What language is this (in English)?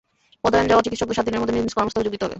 Bangla